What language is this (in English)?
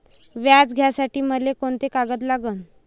Marathi